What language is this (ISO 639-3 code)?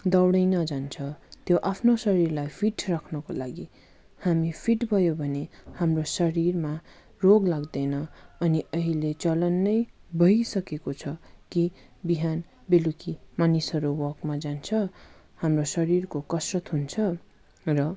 nep